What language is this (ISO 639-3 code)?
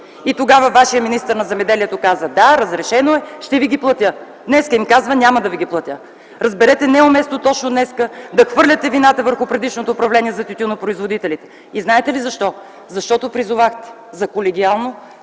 bul